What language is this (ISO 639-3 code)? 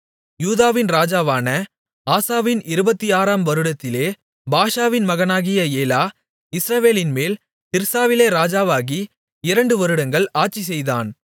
tam